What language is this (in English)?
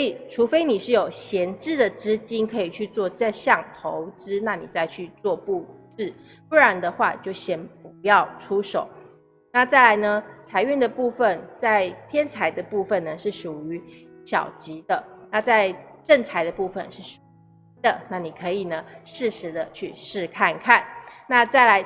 Chinese